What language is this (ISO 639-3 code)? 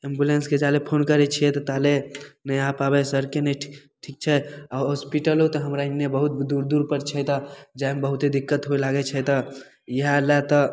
mai